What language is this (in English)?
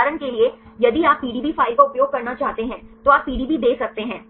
Hindi